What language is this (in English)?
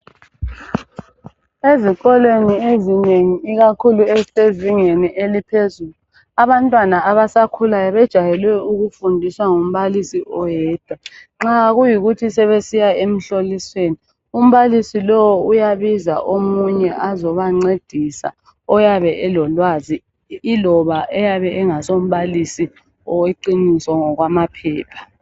North Ndebele